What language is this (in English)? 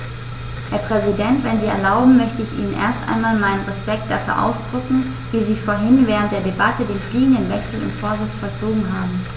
German